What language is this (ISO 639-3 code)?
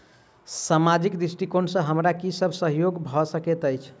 mai